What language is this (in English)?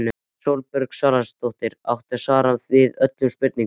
Icelandic